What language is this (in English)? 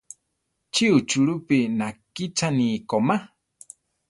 Central Tarahumara